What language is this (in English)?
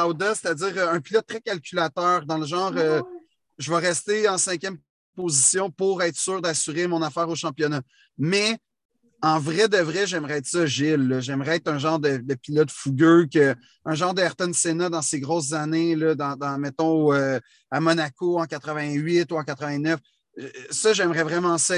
French